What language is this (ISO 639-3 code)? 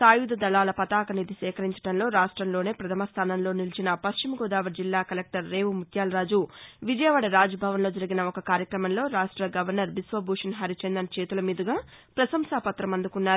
tel